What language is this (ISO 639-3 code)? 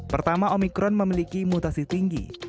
ind